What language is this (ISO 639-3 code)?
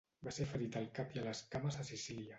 cat